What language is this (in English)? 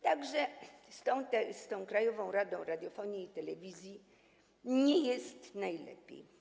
Polish